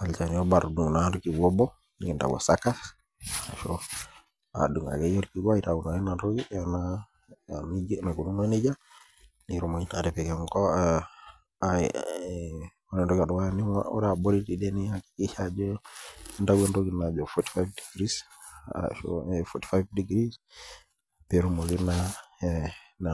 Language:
Masai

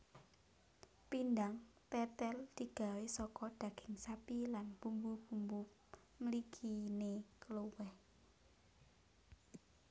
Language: Javanese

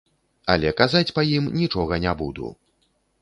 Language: Belarusian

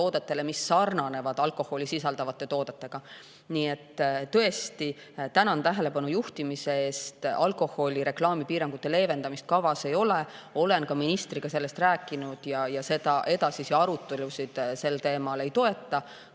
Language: Estonian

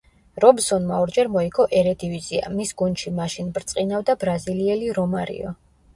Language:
Georgian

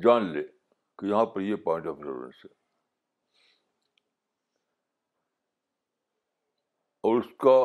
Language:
Urdu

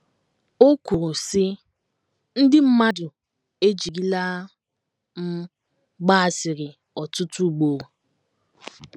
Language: Igbo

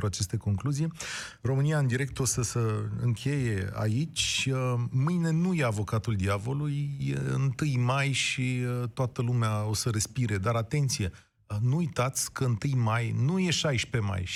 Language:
Romanian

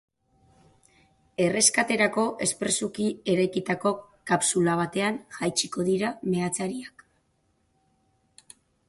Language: Basque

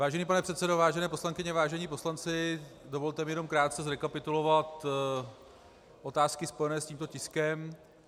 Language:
Czech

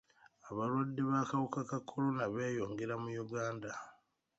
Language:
Ganda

